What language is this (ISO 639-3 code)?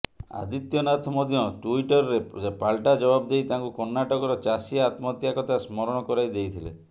ori